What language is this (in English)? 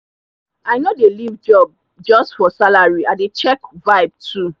Nigerian Pidgin